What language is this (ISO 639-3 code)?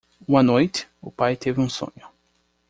por